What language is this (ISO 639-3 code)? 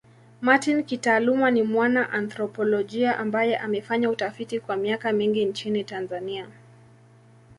swa